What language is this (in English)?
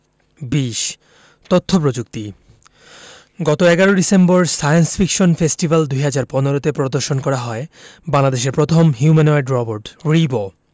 Bangla